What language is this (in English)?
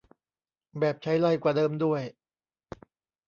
Thai